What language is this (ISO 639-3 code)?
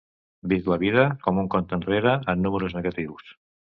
cat